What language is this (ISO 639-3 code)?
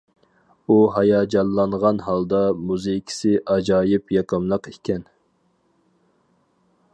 uig